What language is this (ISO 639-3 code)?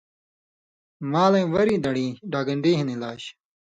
mvy